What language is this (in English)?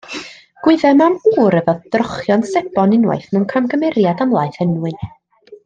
Welsh